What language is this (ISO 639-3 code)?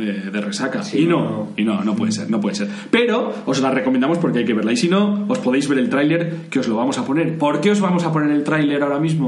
spa